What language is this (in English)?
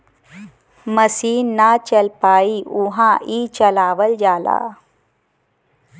Bhojpuri